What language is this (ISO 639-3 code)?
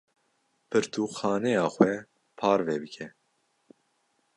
kur